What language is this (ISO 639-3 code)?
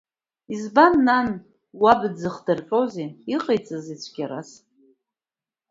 abk